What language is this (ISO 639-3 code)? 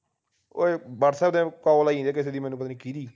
pan